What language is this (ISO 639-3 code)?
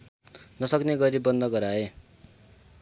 nep